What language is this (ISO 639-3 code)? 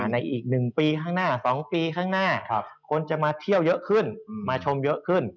tha